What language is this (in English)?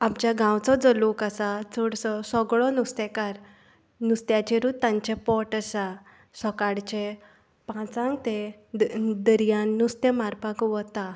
Konkani